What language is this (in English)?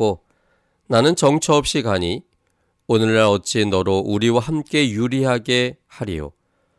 Korean